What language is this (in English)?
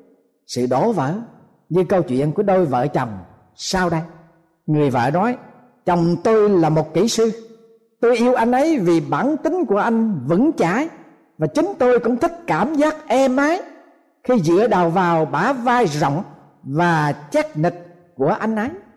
Vietnamese